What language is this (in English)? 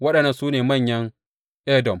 Hausa